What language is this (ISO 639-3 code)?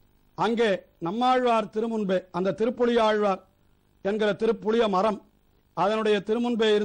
ron